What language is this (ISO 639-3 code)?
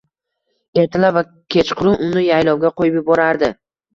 uzb